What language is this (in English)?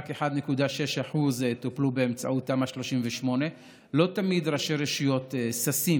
Hebrew